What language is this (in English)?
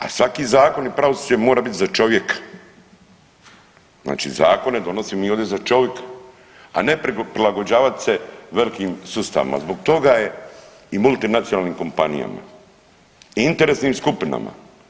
Croatian